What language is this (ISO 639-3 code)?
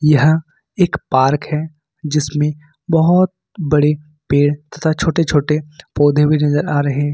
hin